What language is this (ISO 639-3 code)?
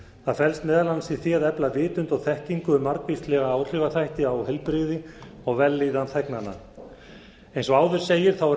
isl